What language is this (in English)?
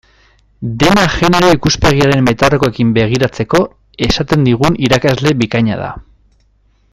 Basque